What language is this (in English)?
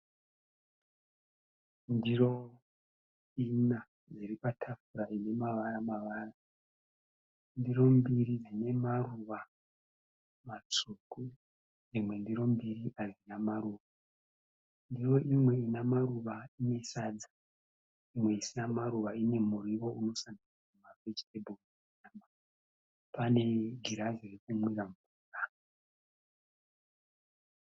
Shona